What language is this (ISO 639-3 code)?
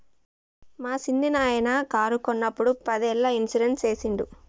tel